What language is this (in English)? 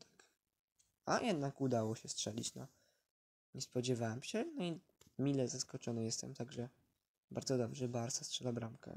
Polish